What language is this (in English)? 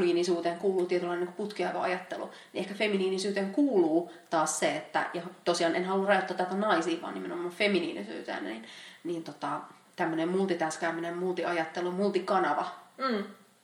Finnish